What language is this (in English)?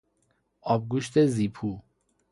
Persian